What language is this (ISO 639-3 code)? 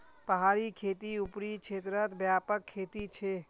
mag